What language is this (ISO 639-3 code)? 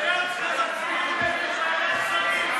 heb